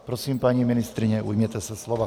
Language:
Czech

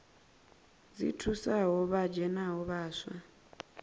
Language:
Venda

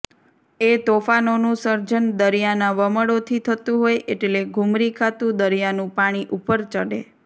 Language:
Gujarati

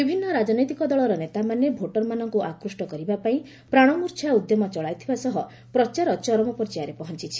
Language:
Odia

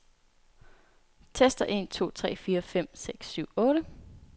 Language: Danish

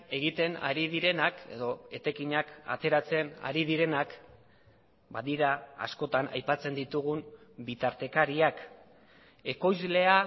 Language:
Basque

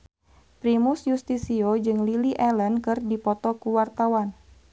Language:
Sundanese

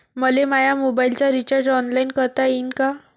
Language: Marathi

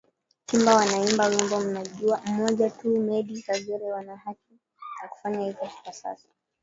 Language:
Swahili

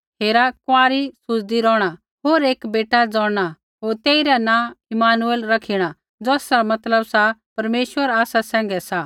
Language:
Kullu Pahari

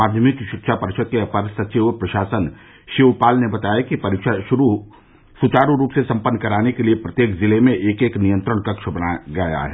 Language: Hindi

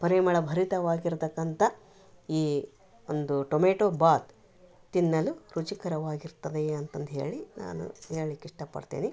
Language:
Kannada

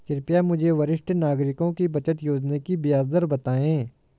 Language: Hindi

